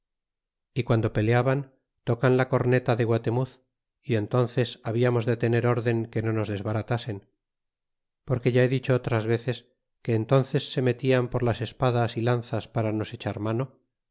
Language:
Spanish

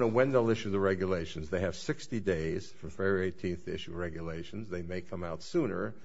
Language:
English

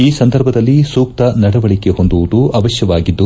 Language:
Kannada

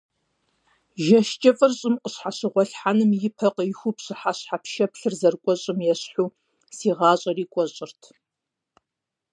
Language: Kabardian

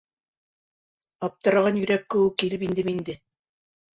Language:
Bashkir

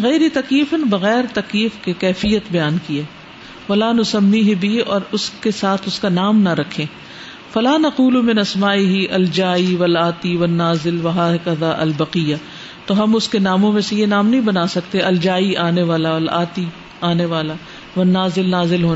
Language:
Urdu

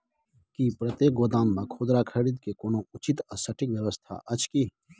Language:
Maithili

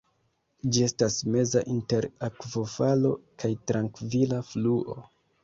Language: Esperanto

